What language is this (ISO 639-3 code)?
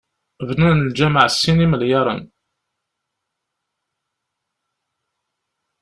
kab